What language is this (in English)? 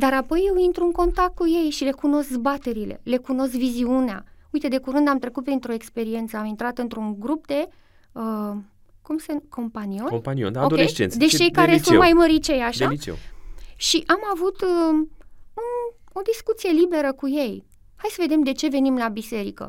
Romanian